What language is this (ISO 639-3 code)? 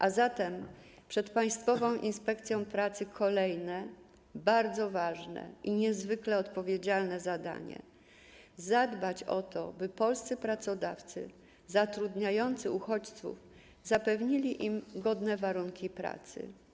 pol